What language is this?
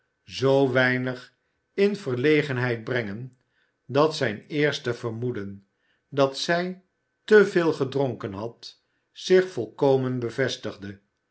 Dutch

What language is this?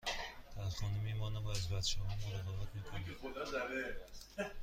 Persian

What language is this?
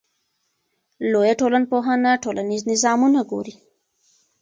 Pashto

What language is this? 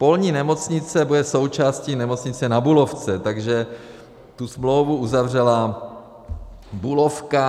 Czech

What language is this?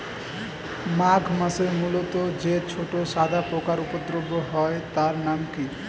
Bangla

